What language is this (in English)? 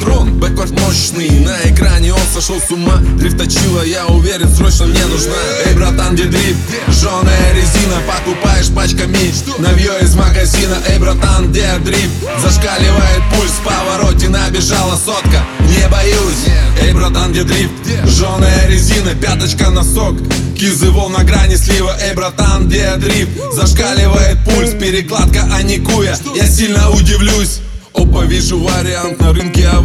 Russian